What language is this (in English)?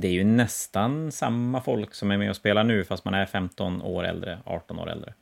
Swedish